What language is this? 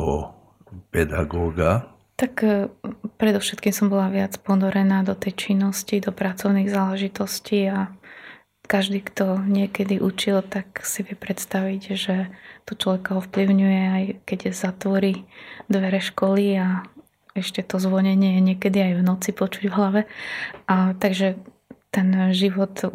Slovak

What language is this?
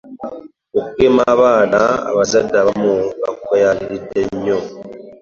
Ganda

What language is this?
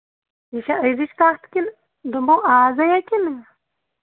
Kashmiri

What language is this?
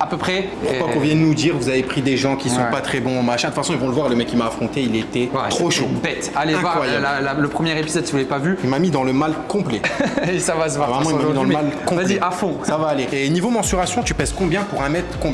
French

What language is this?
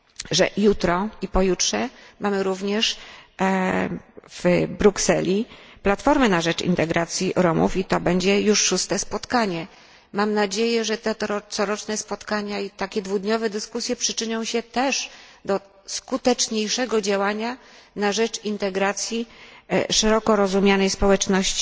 Polish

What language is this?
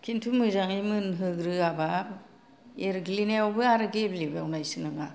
Bodo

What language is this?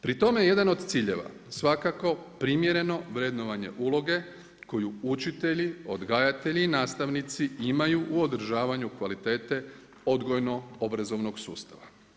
Croatian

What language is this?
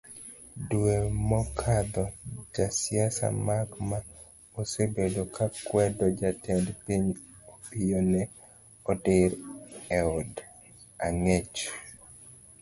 Luo (Kenya and Tanzania)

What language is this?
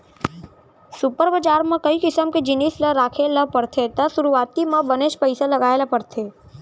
Chhattisgarhi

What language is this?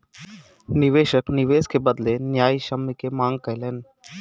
Maithili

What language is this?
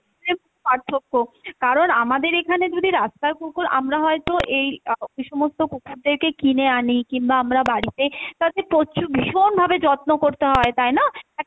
Bangla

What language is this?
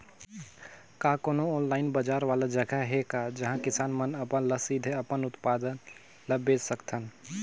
Chhattisgarhi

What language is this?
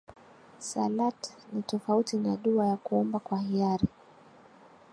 Swahili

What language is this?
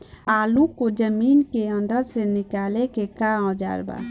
Bhojpuri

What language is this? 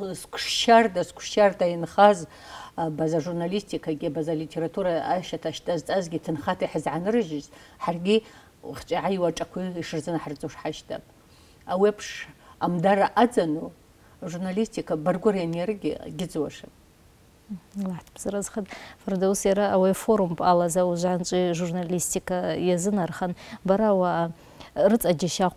Arabic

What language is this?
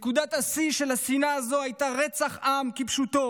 Hebrew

